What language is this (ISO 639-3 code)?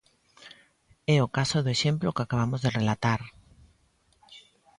glg